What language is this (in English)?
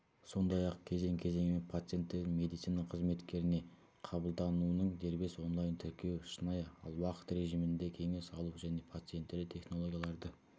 Kazakh